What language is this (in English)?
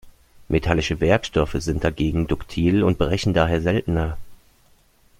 German